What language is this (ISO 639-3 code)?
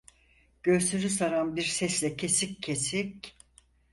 tur